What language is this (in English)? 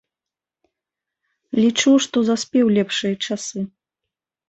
Belarusian